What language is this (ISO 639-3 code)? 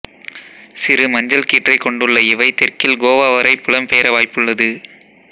tam